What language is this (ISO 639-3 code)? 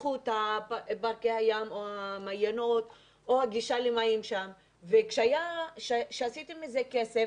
heb